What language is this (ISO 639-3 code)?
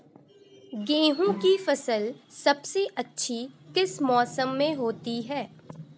hin